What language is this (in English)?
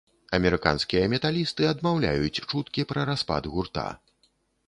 Belarusian